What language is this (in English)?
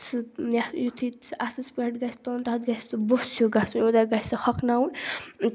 Kashmiri